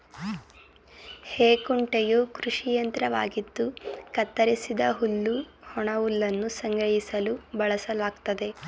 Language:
Kannada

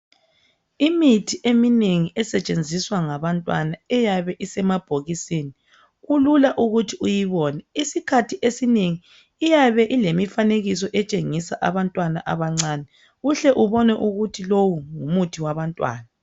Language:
North Ndebele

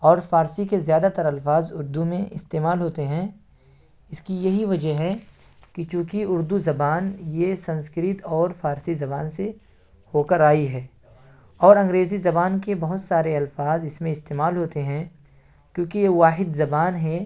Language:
Urdu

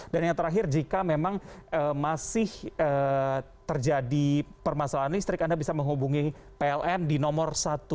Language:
Indonesian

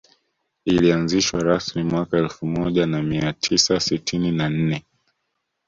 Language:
Swahili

